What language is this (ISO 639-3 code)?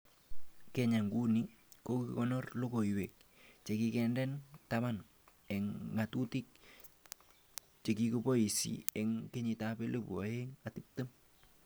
kln